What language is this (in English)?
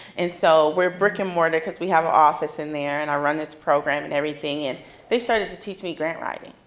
English